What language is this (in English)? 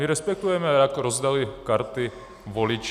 Czech